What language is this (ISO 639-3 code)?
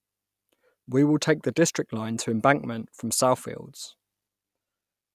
eng